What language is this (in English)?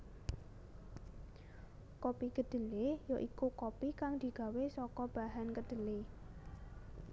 Javanese